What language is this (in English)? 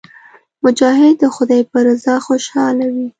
Pashto